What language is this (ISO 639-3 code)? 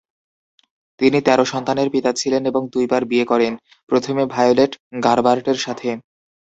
ben